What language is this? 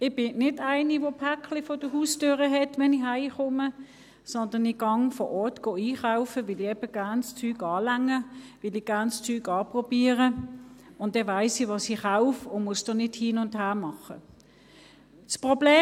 Swiss German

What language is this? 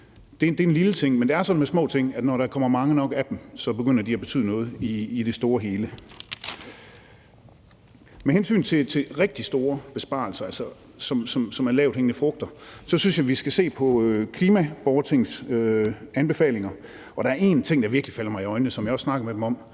Danish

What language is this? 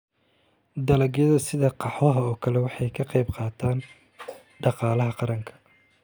Somali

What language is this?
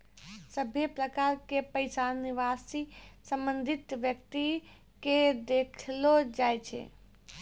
Maithili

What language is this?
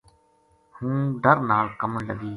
Gujari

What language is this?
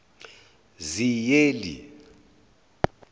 Zulu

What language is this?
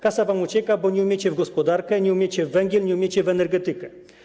Polish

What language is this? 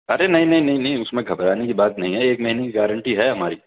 Urdu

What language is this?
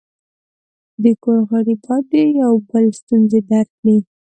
Pashto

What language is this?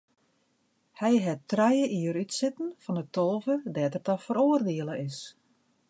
Western Frisian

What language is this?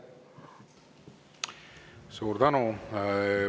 Estonian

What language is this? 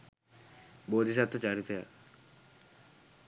Sinhala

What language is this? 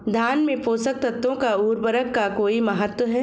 Hindi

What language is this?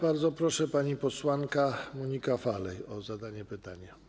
Polish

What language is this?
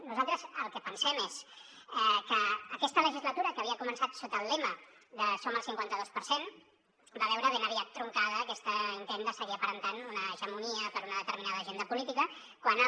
Catalan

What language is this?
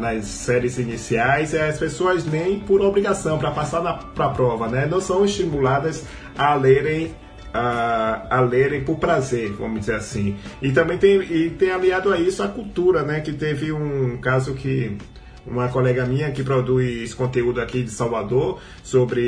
Portuguese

